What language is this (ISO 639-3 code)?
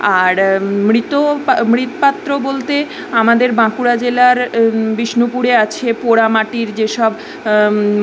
ben